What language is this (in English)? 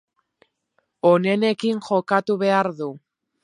Basque